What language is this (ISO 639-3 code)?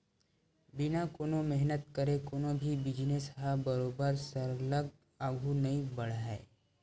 hne